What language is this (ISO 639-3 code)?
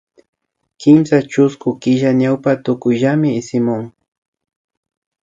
qvi